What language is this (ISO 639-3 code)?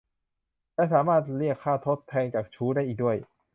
tha